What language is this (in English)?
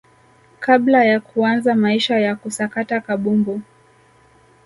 Swahili